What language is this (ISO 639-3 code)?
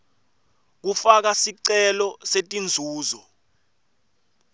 ssw